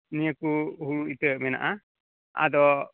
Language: Santali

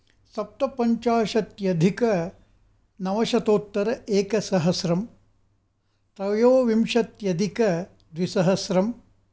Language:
Sanskrit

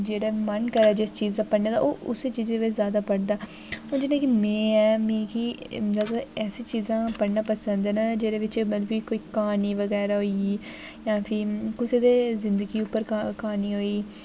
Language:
Dogri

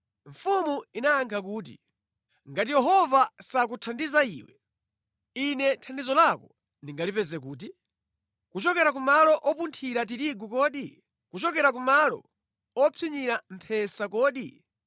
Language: Nyanja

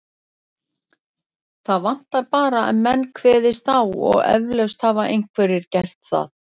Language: Icelandic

